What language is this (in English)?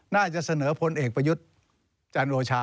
Thai